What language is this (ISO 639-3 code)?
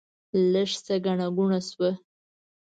pus